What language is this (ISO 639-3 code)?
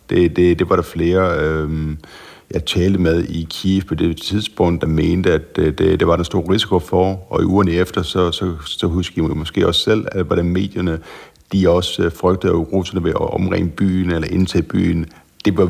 dan